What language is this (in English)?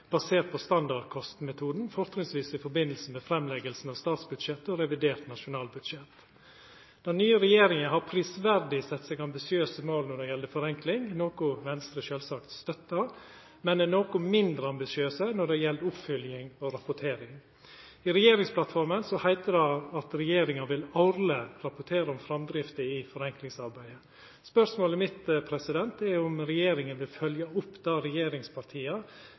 Norwegian Nynorsk